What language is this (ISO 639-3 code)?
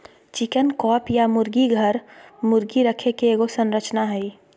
mag